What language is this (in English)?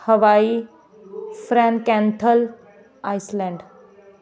Punjabi